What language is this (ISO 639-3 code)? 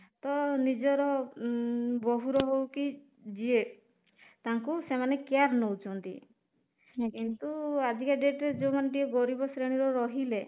ori